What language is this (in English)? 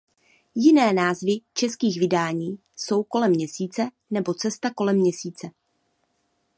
Czech